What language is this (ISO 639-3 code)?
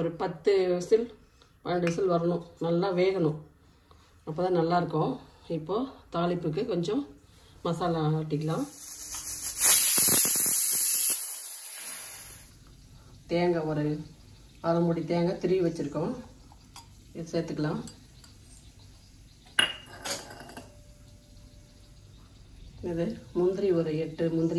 ara